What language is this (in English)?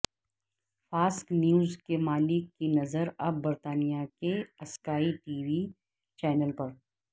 Urdu